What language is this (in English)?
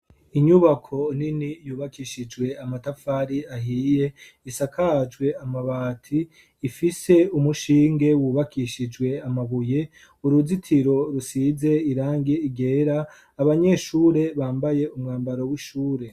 Rundi